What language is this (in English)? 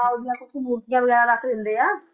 Punjabi